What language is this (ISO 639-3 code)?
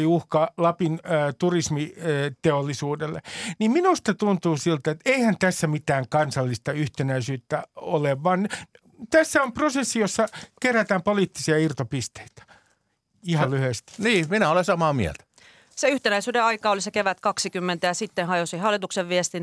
fin